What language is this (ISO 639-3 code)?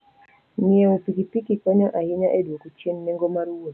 luo